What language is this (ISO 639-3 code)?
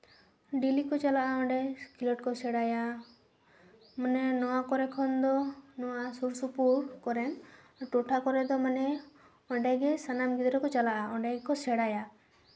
sat